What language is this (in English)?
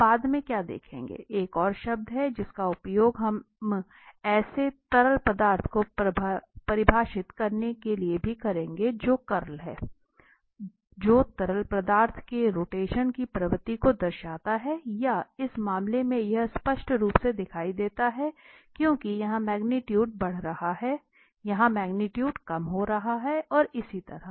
Hindi